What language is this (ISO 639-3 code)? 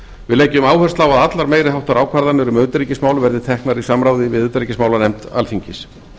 isl